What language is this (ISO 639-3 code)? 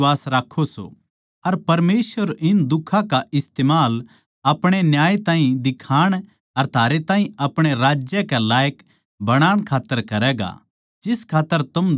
bgc